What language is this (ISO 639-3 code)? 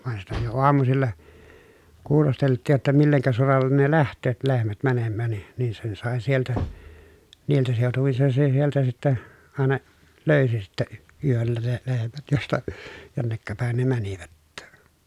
fin